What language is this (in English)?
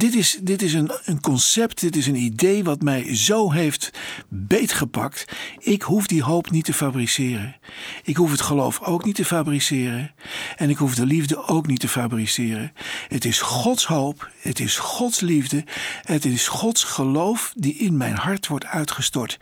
Dutch